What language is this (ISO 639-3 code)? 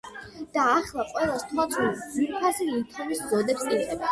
kat